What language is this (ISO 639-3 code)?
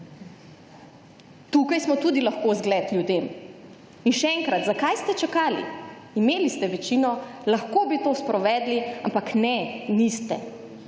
slv